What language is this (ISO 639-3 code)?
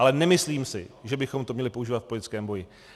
ces